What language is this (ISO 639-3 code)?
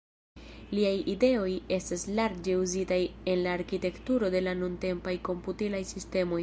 epo